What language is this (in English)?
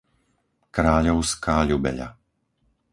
Slovak